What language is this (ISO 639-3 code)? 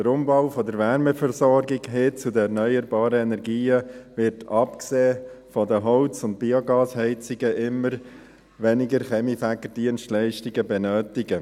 gsw